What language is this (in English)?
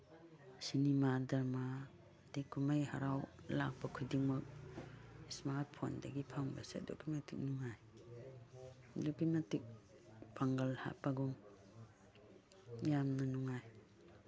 Manipuri